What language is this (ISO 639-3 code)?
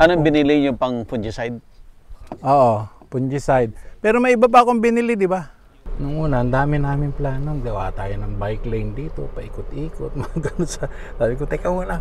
fil